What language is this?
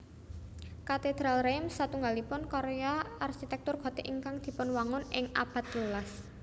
Javanese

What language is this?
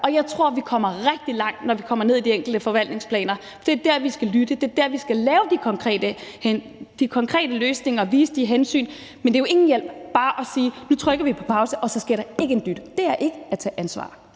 Danish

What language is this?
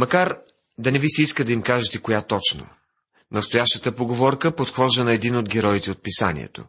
Bulgarian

